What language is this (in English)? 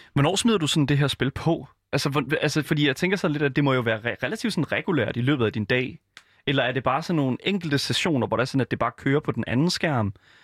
Danish